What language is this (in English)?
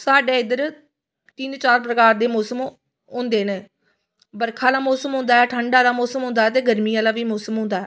Dogri